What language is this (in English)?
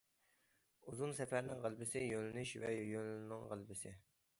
Uyghur